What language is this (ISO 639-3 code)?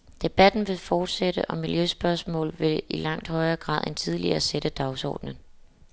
dan